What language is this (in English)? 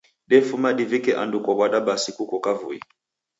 Taita